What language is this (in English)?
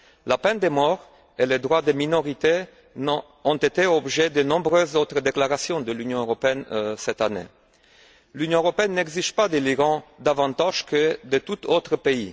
French